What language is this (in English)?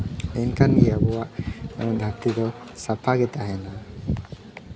Santali